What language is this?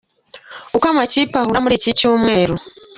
Kinyarwanda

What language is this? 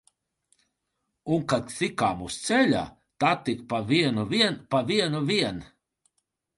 Latvian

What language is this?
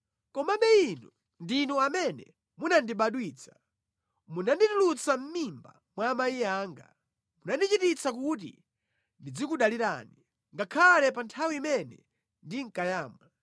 Nyanja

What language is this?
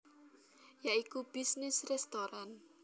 Javanese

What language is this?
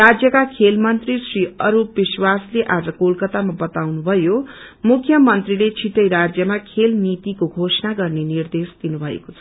Nepali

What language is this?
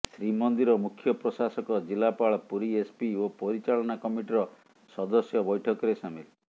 Odia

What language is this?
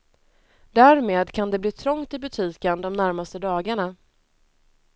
Swedish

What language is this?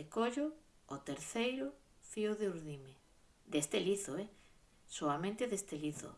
Galician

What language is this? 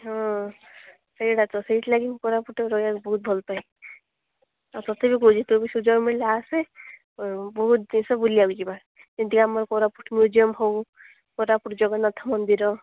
Odia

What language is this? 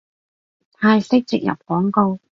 Cantonese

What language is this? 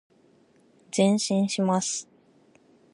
Japanese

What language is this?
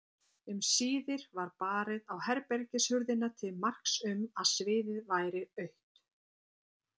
Icelandic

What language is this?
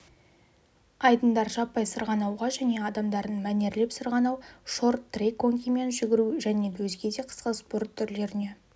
Kazakh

